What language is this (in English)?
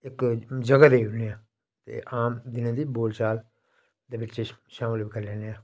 Dogri